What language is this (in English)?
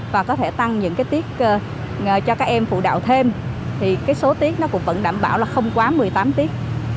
Vietnamese